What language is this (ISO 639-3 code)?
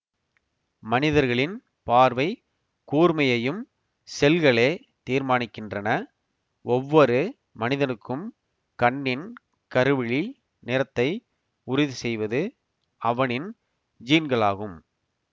tam